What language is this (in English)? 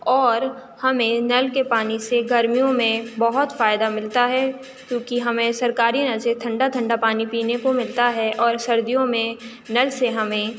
Urdu